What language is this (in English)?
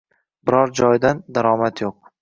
Uzbek